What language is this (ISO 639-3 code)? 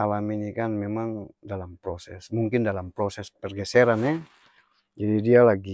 abs